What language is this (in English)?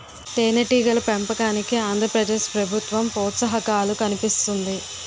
Telugu